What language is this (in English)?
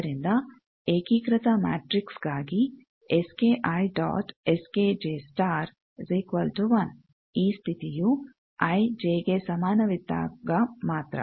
Kannada